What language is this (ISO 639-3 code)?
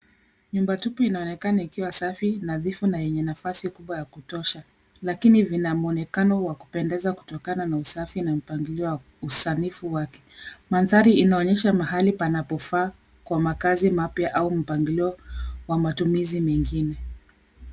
swa